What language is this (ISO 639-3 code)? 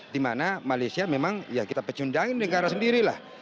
ind